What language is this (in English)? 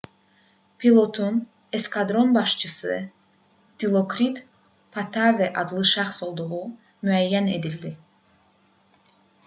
Azerbaijani